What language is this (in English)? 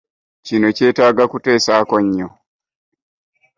Ganda